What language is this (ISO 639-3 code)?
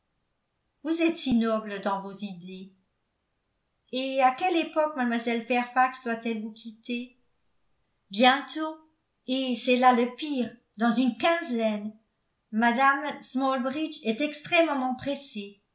fra